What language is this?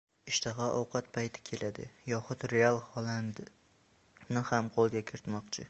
Uzbek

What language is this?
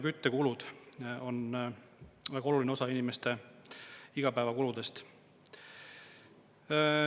Estonian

